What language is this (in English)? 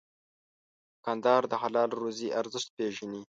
Pashto